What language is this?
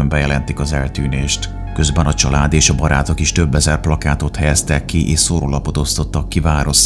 Hungarian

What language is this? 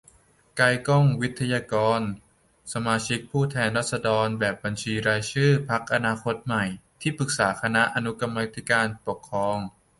Thai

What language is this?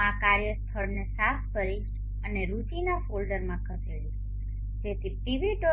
Gujarati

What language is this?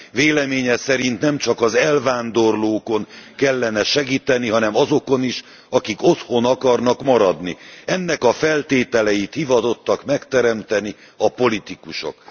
Hungarian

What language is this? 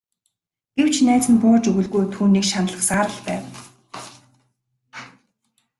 Mongolian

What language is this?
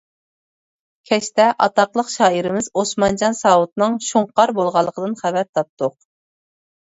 Uyghur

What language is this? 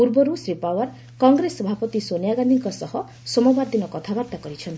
Odia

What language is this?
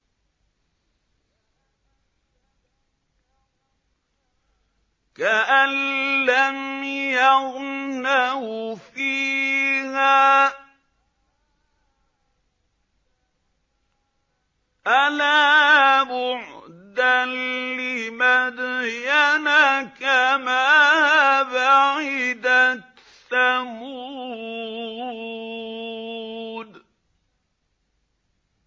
Arabic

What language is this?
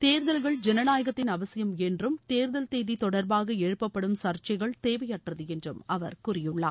Tamil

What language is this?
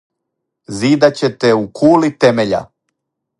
Serbian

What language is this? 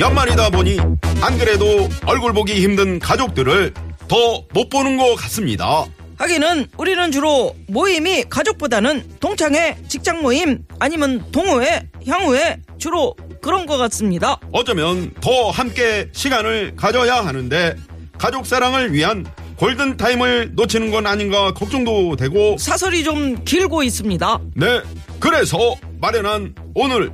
Korean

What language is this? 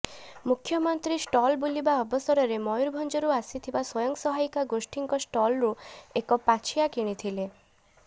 Odia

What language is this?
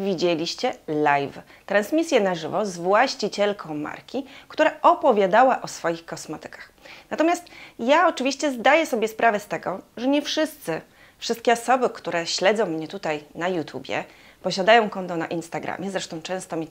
Polish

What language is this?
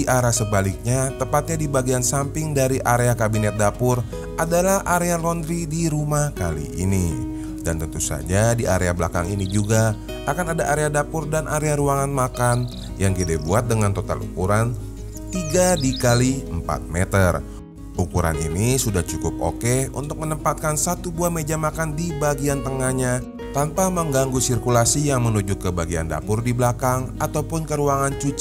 Indonesian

